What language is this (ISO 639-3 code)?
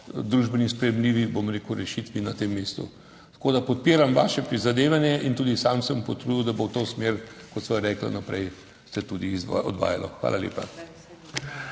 slv